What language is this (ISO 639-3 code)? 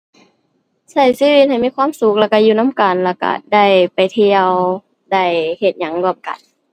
tha